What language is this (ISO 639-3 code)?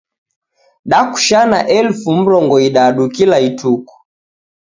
dav